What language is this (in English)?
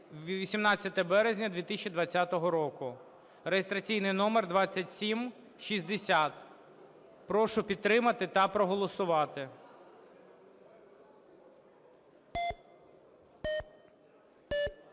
Ukrainian